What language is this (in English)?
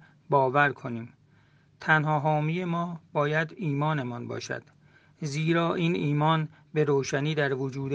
Persian